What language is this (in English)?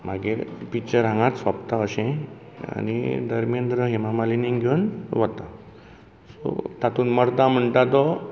Konkani